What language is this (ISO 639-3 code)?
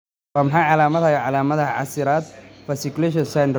som